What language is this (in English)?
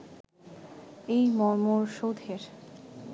Bangla